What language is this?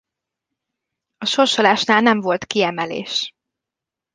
Hungarian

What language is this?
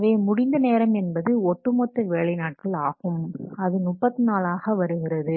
Tamil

